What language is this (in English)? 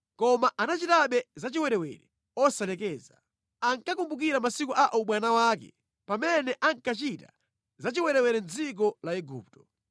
Nyanja